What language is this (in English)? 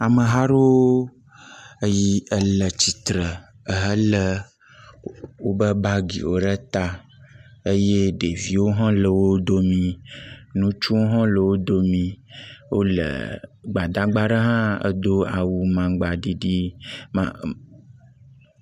Ewe